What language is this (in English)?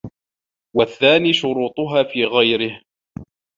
Arabic